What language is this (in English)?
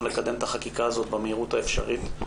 Hebrew